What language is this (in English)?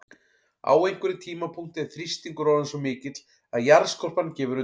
Icelandic